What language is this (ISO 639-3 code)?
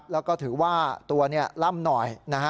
tha